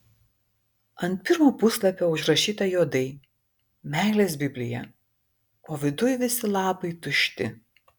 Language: Lithuanian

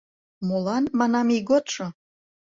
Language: Mari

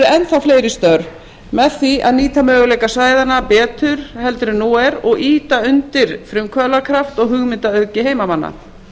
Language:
Icelandic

